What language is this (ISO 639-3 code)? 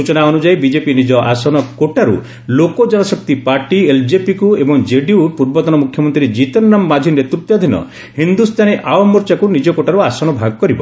ori